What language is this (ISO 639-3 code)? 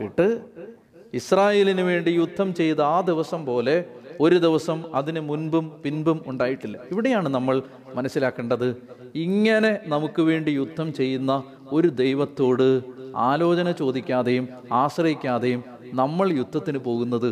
mal